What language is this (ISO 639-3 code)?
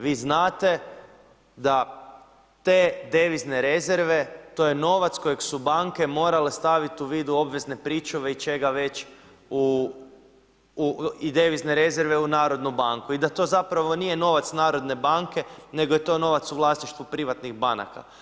hrv